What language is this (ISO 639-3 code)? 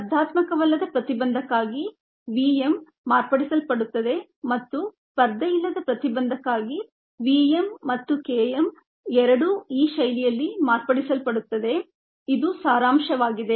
kan